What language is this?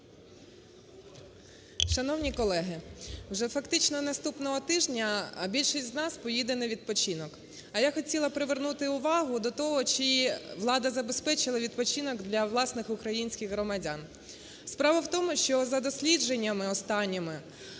Ukrainian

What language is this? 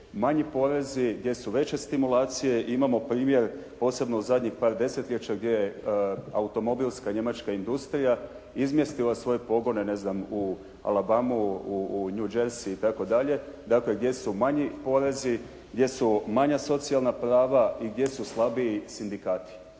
Croatian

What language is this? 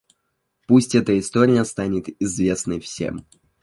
Russian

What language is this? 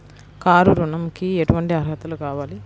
Telugu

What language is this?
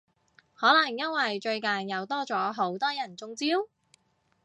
Cantonese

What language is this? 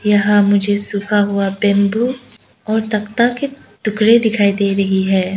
Hindi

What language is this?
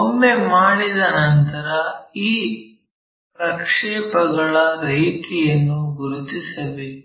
Kannada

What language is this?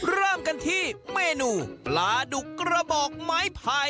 Thai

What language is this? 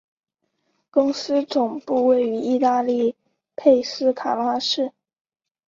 Chinese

